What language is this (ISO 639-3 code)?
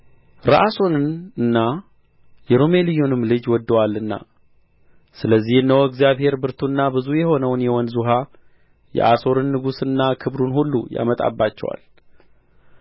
amh